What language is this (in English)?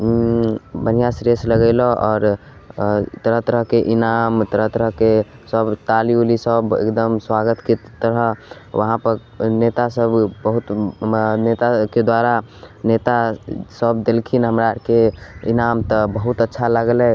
Maithili